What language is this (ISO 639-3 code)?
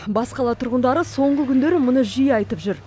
kaz